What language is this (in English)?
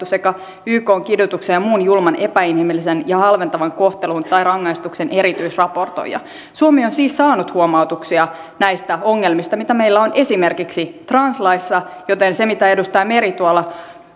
Finnish